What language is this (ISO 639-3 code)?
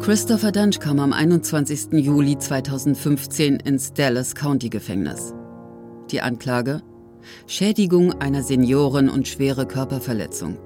deu